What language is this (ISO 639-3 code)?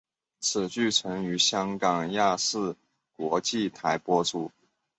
zho